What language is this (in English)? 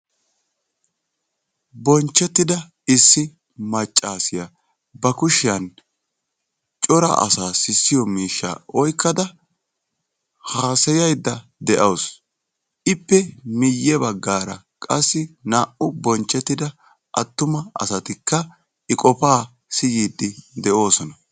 Wolaytta